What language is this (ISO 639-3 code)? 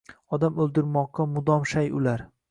uzb